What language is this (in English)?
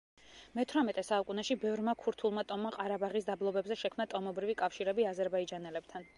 Georgian